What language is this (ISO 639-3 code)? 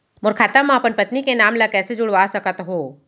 hne